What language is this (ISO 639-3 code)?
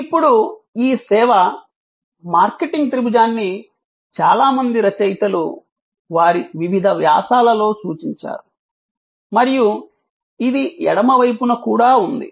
tel